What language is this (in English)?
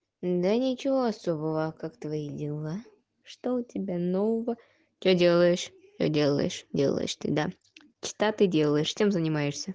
Russian